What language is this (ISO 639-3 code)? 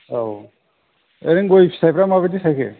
brx